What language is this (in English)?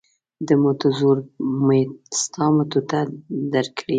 Pashto